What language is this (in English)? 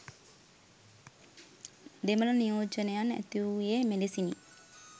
Sinhala